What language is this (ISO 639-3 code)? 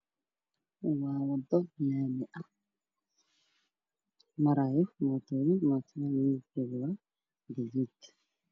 som